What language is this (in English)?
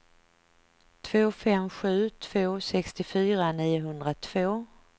Swedish